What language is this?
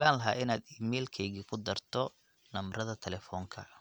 Somali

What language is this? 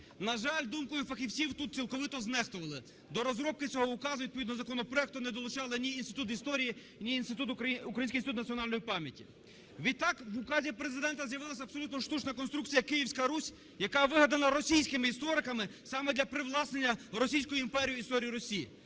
Ukrainian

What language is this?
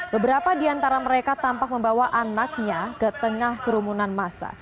Indonesian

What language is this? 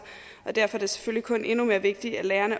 Danish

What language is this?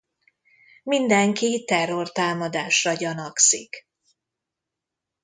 Hungarian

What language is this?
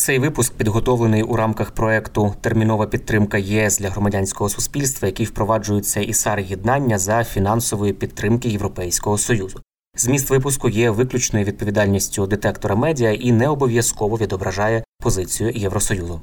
Ukrainian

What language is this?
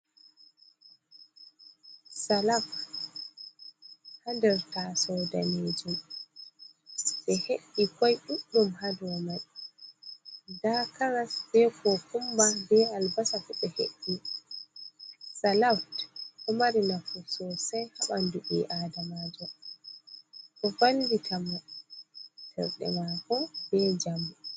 Fula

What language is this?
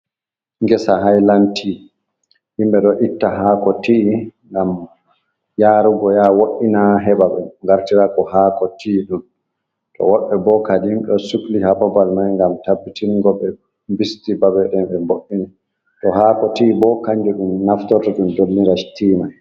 Fula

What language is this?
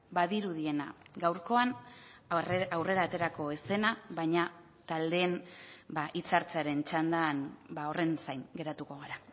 Basque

